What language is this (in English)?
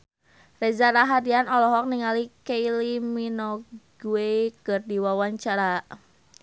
Sundanese